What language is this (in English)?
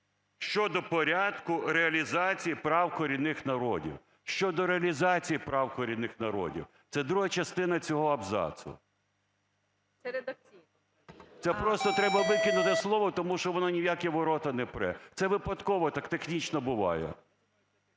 Ukrainian